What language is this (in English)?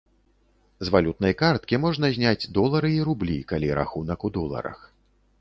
Belarusian